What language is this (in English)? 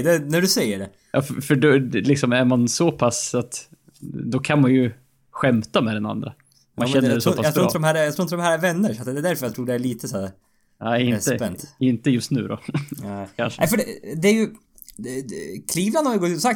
Swedish